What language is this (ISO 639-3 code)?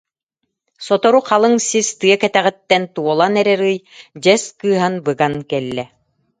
sah